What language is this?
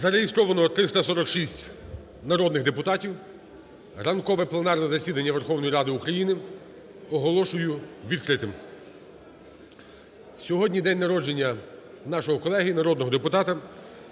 Ukrainian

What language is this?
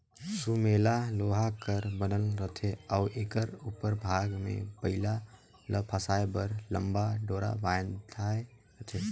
Chhattisgarhi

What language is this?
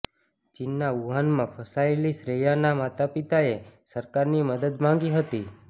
Gujarati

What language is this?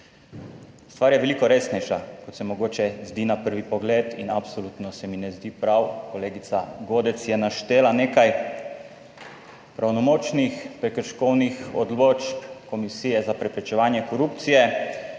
Slovenian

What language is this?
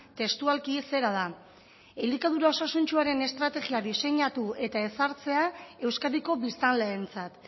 Basque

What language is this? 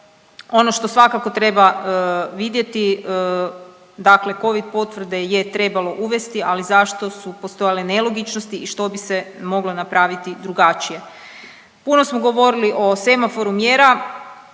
Croatian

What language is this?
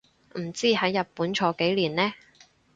Cantonese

